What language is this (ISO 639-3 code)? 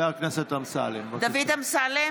heb